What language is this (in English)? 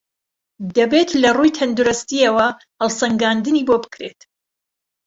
Central Kurdish